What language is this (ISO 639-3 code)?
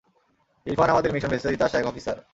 ben